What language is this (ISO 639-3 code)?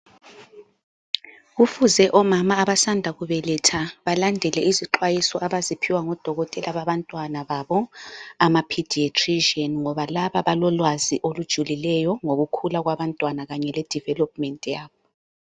nde